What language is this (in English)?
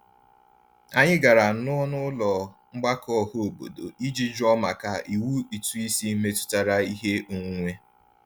Igbo